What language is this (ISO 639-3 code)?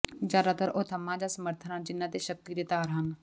pan